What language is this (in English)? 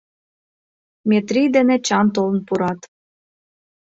Mari